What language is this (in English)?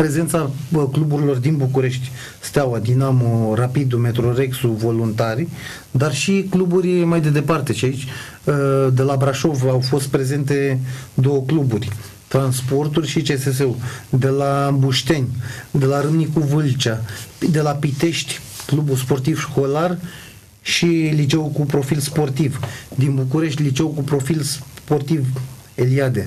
Romanian